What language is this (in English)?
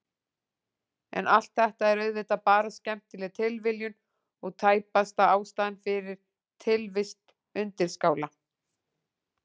Icelandic